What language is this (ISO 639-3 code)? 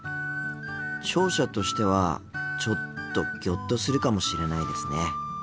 jpn